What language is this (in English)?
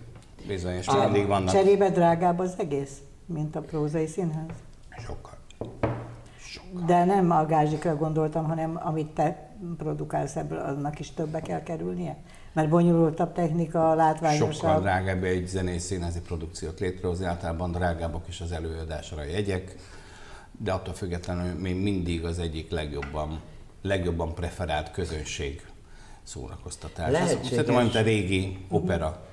Hungarian